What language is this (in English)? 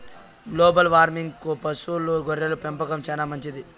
Telugu